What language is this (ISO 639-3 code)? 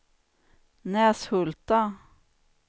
swe